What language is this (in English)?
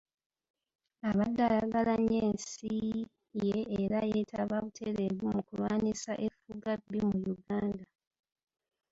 Ganda